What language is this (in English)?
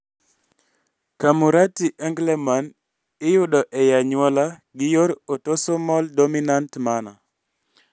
Luo (Kenya and Tanzania)